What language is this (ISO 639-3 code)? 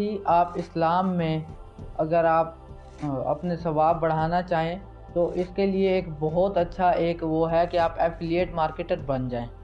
urd